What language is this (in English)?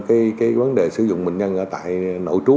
Vietnamese